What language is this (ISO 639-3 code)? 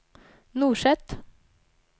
nor